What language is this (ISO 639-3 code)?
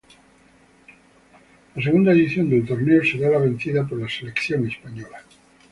spa